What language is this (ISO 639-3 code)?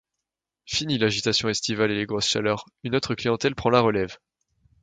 fra